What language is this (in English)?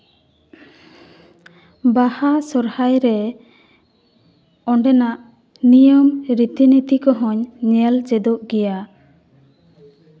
Santali